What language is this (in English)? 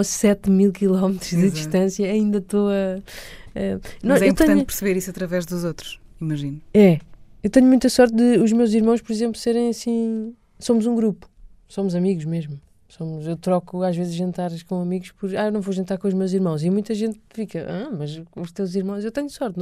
Portuguese